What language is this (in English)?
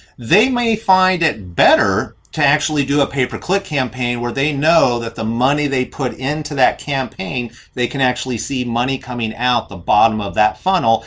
English